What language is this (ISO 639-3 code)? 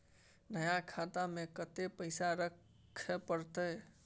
mai